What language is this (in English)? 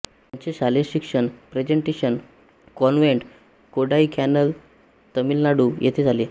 Marathi